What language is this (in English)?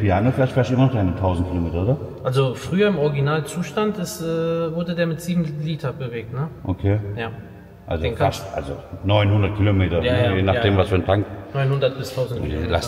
German